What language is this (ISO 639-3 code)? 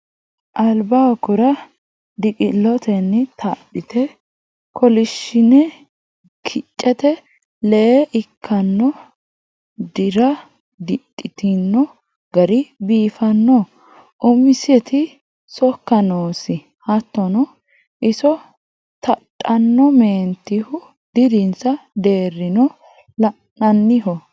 sid